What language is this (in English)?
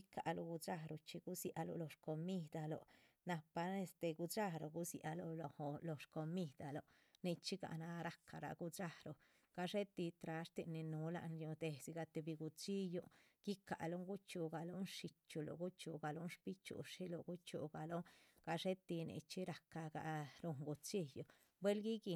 Chichicapan Zapotec